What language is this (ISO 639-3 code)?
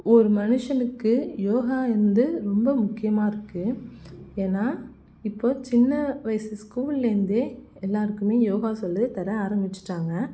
tam